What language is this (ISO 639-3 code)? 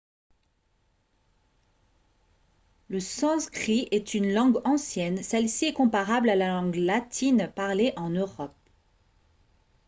fra